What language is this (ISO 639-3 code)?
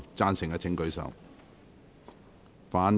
yue